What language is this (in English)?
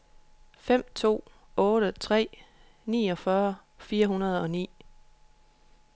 Danish